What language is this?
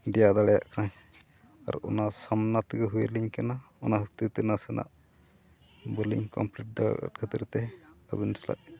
Santali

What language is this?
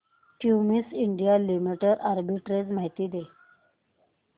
Marathi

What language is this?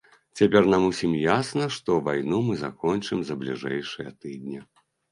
Belarusian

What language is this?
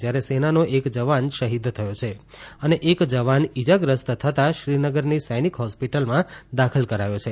Gujarati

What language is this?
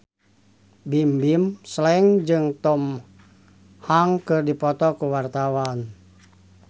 Sundanese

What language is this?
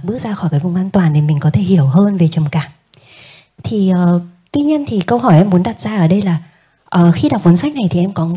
Vietnamese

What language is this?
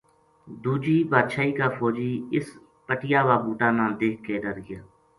Gujari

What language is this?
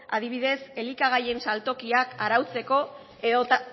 Basque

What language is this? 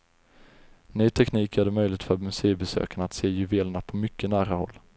Swedish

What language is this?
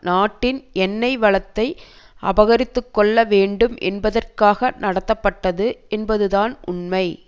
Tamil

